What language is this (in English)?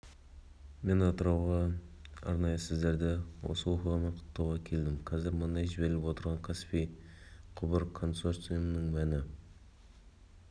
Kazakh